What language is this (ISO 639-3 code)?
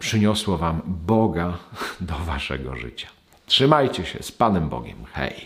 pol